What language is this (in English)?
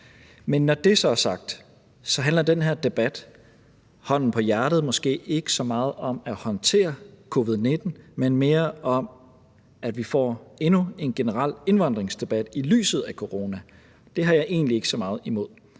Danish